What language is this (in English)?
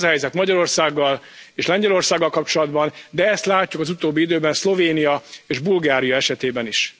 Hungarian